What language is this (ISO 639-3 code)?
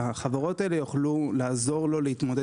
heb